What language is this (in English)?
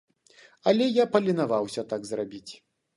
Belarusian